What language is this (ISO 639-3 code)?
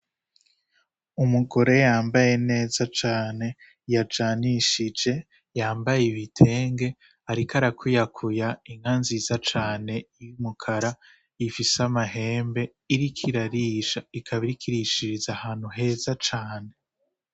run